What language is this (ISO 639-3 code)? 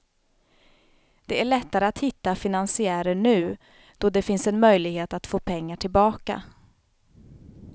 swe